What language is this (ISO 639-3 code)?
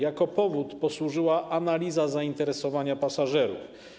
pol